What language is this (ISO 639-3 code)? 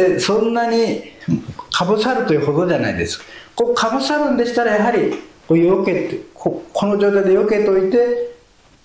jpn